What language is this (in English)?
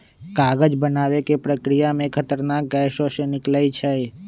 Magahi